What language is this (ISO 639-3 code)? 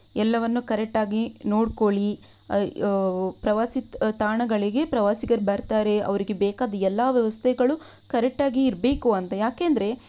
kan